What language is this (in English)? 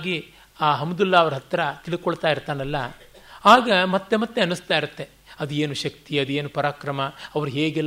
Kannada